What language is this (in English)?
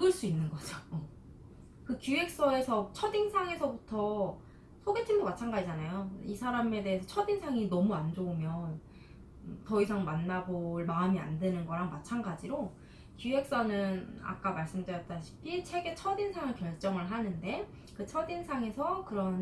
Korean